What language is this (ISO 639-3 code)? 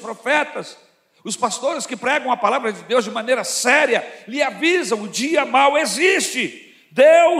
por